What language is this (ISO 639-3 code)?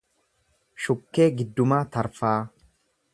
orm